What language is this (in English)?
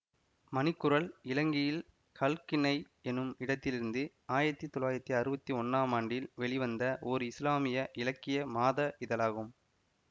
Tamil